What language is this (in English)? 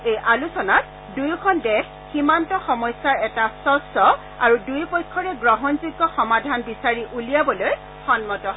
Assamese